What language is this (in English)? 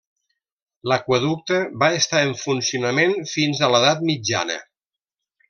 Catalan